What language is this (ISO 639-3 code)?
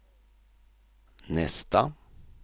swe